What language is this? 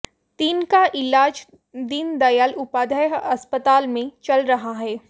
Hindi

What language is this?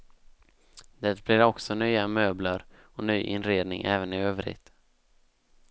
Swedish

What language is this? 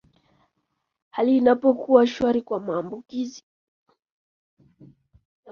Swahili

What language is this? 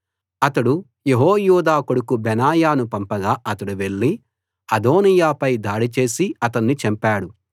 Telugu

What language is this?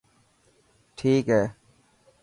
Dhatki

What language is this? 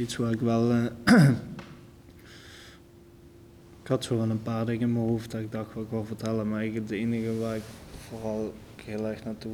Dutch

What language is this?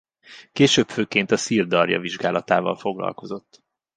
Hungarian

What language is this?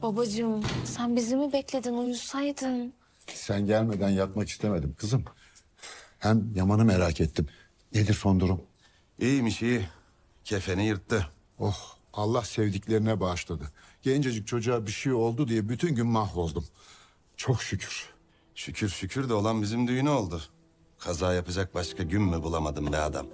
Turkish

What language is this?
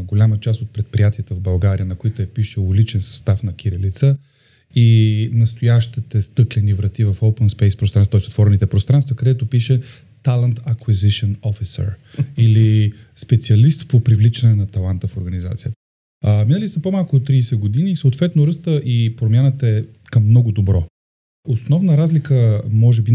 Bulgarian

